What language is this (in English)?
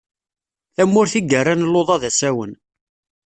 Kabyle